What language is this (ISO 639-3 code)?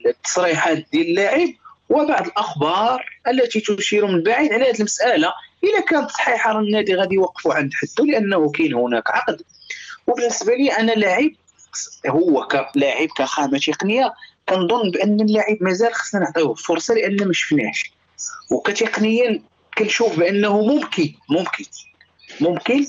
ara